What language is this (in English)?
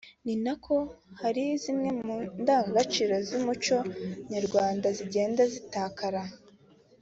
Kinyarwanda